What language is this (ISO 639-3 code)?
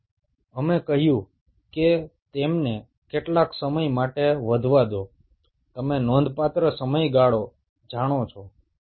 ben